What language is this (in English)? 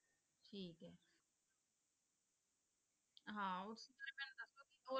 Punjabi